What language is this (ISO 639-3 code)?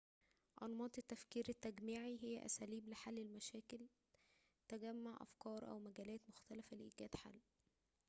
ara